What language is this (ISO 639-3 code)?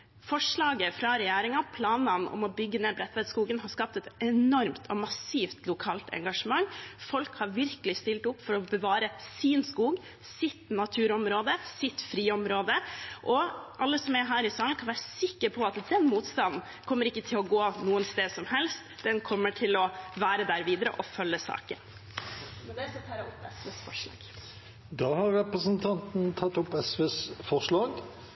nob